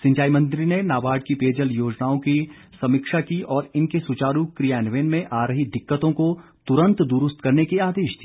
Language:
Hindi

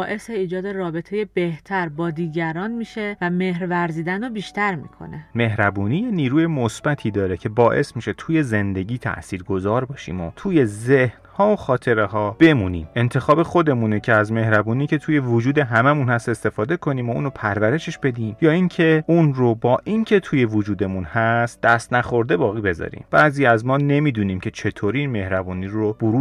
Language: Persian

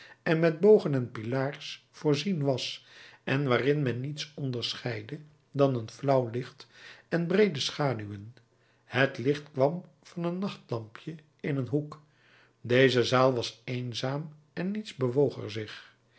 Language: Dutch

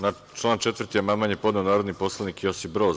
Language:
Serbian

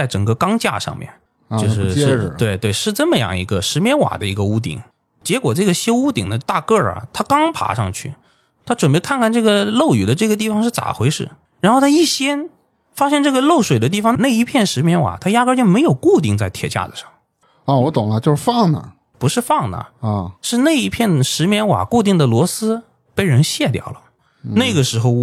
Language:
Chinese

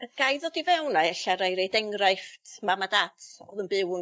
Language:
Welsh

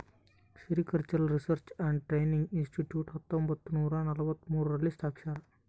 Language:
Kannada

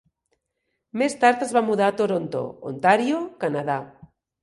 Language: Catalan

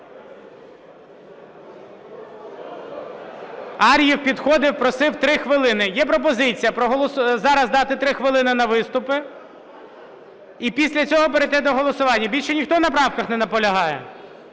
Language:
Ukrainian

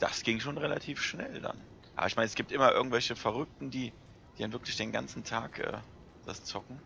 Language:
German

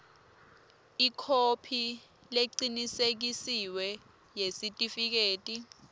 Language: Swati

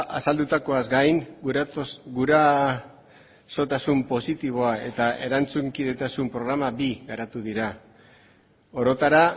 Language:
Basque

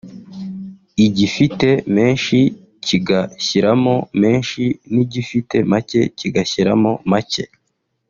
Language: Kinyarwanda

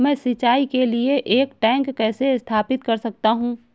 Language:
Hindi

